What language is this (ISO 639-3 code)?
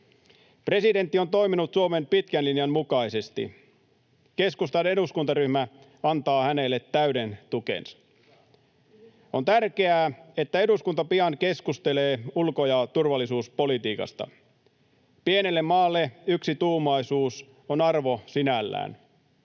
fin